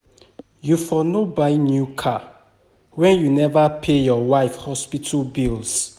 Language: Nigerian Pidgin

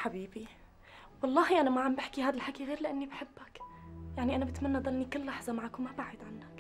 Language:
Arabic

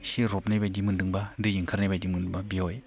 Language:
Bodo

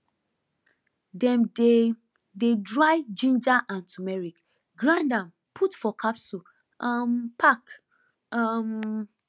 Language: Nigerian Pidgin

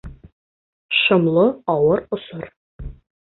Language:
Bashkir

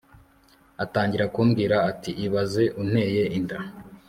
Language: Kinyarwanda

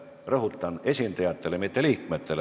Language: Estonian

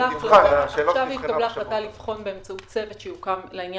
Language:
Hebrew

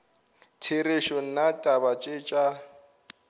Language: Northern Sotho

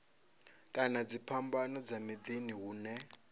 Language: Venda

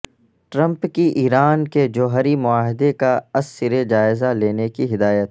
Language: Urdu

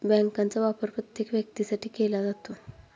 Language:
Marathi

